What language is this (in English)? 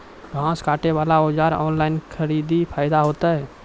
Maithili